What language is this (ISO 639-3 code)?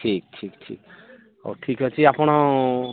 ori